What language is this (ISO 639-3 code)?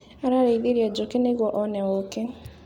kik